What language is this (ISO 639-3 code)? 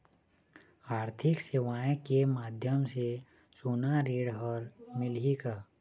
hne